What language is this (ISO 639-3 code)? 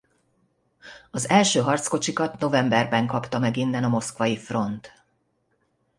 hun